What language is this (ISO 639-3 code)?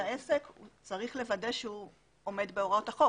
heb